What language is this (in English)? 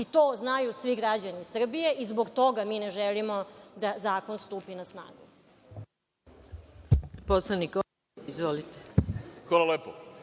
Serbian